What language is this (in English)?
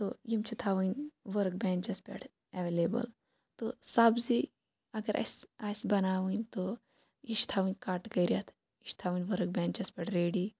Kashmiri